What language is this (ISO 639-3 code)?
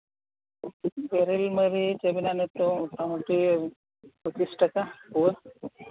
sat